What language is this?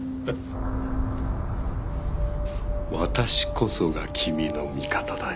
Japanese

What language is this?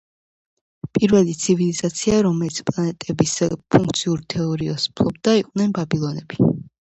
Georgian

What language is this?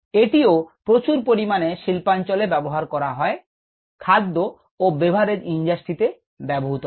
Bangla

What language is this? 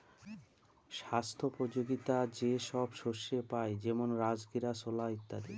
Bangla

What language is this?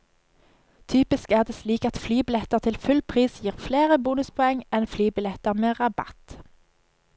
Norwegian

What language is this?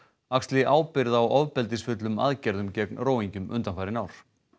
Icelandic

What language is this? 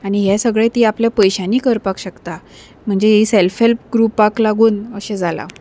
Konkani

